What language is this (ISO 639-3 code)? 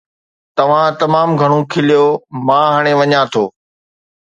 snd